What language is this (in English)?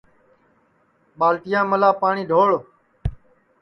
Sansi